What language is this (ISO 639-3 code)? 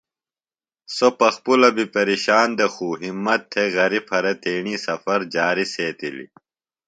phl